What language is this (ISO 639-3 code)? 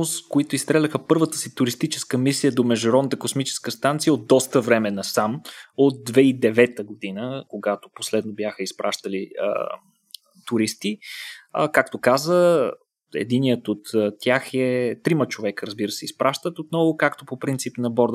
bul